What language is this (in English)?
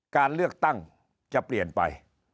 Thai